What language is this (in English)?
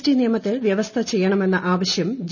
Malayalam